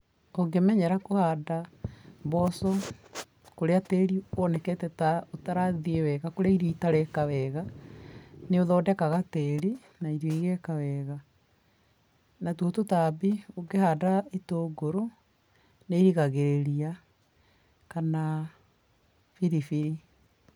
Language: Kikuyu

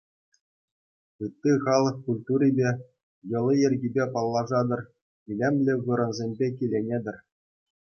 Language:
Chuvash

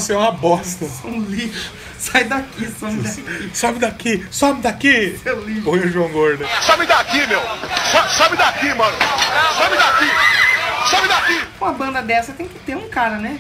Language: Portuguese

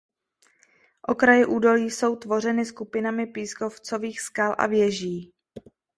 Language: Czech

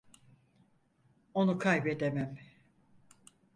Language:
Turkish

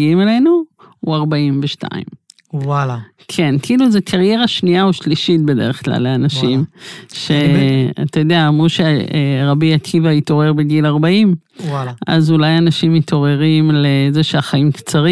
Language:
Hebrew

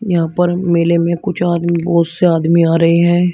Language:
Hindi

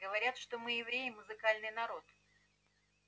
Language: Russian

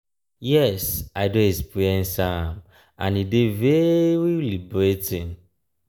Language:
Nigerian Pidgin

